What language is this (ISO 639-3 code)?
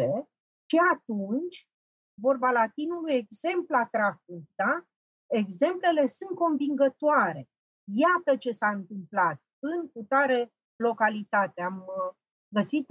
ron